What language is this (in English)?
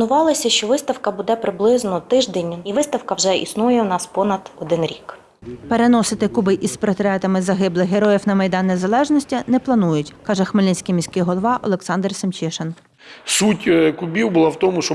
Ukrainian